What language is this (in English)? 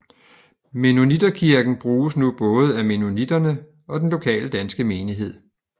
Danish